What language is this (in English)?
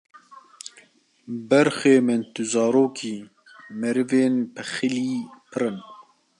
Kurdish